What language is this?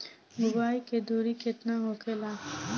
Bhojpuri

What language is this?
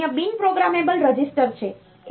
Gujarati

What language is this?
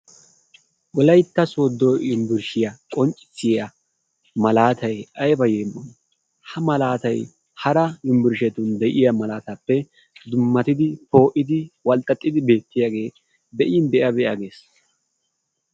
Wolaytta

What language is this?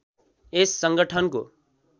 Nepali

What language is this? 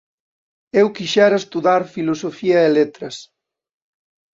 Galician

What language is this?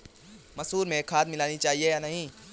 Hindi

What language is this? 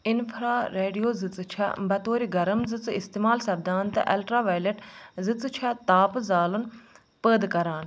Kashmiri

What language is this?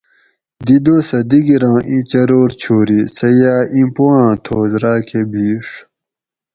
Gawri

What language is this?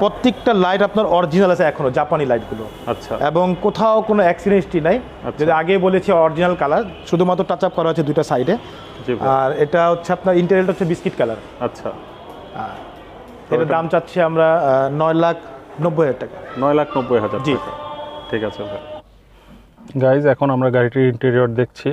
Hindi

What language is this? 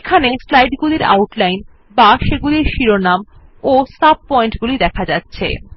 Bangla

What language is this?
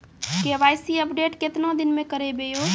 Maithili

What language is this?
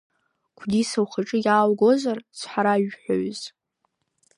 Abkhazian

